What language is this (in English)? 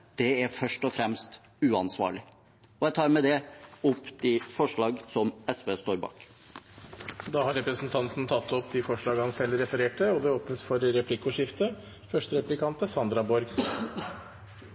Norwegian Bokmål